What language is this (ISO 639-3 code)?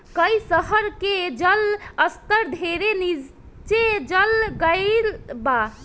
bho